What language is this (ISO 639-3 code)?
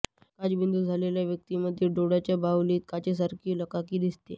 mar